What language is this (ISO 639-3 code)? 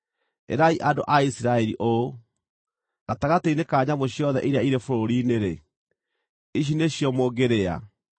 kik